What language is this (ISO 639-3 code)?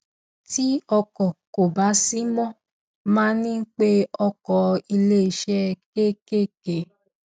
yor